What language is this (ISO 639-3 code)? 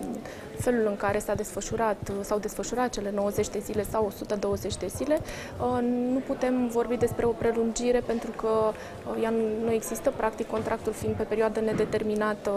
ron